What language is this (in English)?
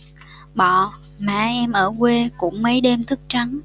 Vietnamese